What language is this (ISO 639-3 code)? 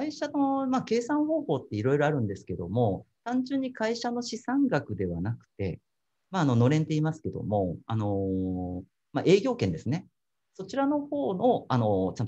jpn